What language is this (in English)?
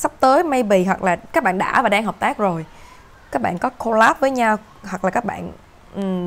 Vietnamese